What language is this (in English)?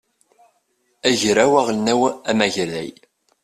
Kabyle